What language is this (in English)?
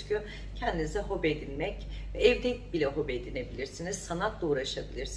Turkish